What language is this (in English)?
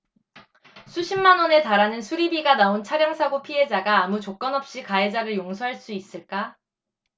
Korean